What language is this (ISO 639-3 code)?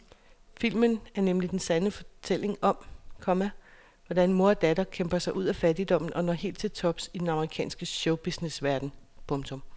dan